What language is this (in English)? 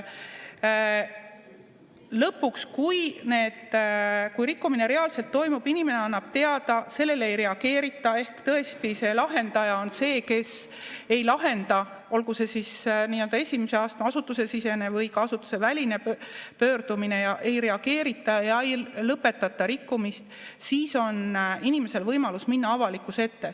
Estonian